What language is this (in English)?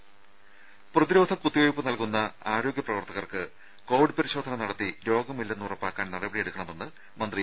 Malayalam